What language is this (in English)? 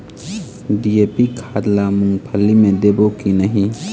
Chhattisgarhi